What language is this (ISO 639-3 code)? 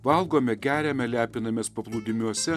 lit